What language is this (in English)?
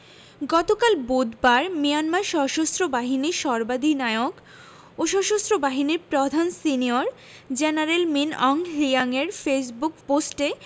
Bangla